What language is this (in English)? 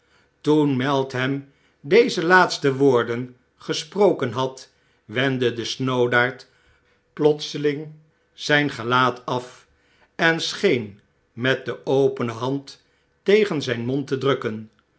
Dutch